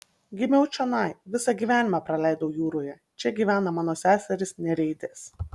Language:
Lithuanian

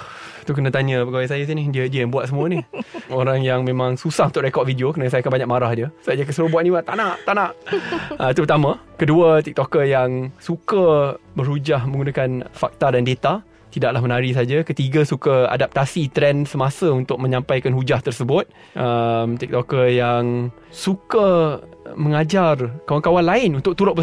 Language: Malay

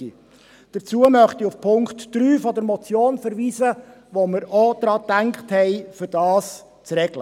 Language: Swiss German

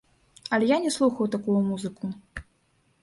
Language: Belarusian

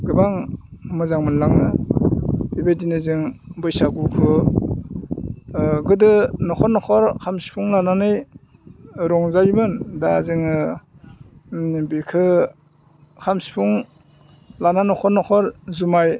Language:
Bodo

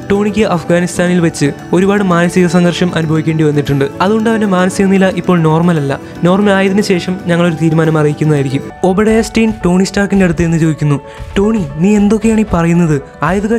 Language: Turkish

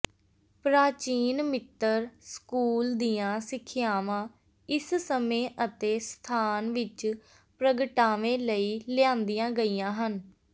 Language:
Punjabi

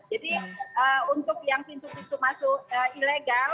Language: Indonesian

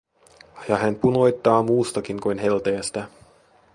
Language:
Finnish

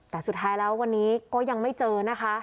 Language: Thai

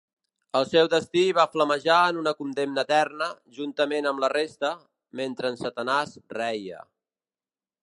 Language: Catalan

